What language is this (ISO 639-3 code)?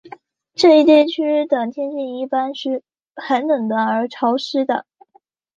zho